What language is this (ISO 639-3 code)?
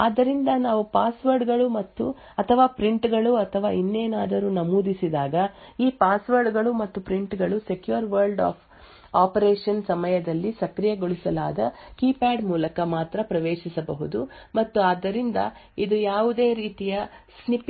kan